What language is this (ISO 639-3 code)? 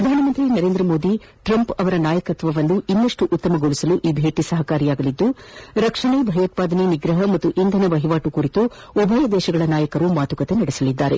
kan